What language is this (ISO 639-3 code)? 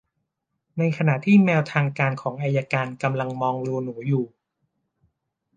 tha